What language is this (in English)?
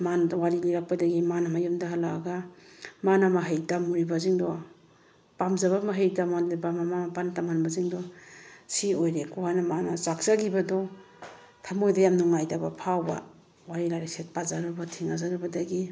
Manipuri